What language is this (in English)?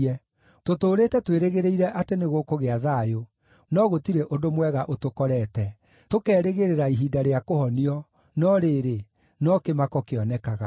Kikuyu